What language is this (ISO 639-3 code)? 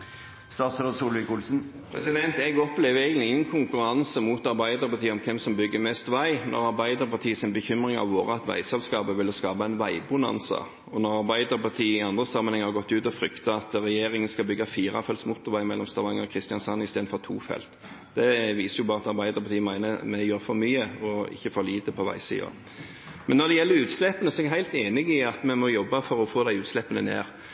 nob